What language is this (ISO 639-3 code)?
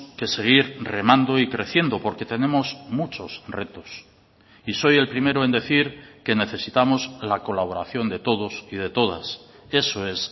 spa